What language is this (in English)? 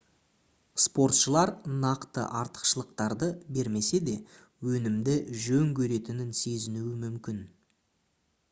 Kazakh